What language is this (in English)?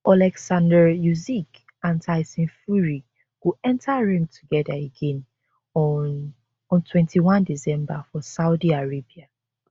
Nigerian Pidgin